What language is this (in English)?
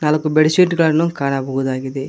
Kannada